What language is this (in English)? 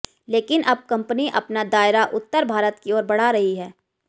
Hindi